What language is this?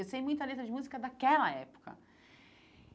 Portuguese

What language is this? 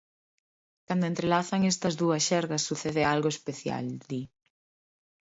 Galician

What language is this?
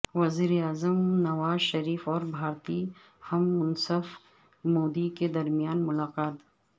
Urdu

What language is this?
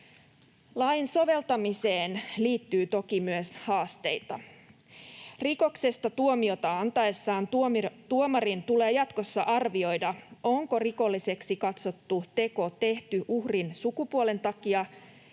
Finnish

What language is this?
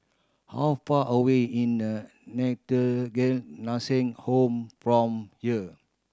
English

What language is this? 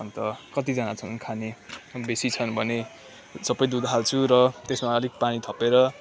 Nepali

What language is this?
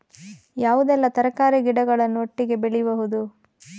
Kannada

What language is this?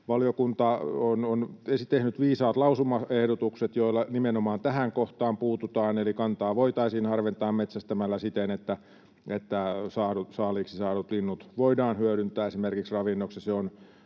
Finnish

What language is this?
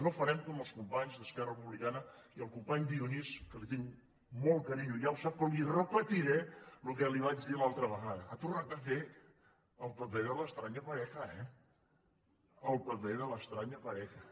Catalan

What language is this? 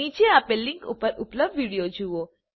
Gujarati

